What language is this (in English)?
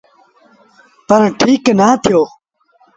Sindhi Bhil